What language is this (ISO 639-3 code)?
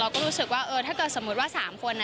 tha